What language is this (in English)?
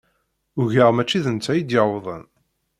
Kabyle